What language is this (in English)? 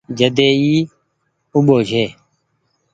Goaria